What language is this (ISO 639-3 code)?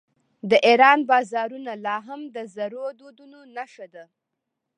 pus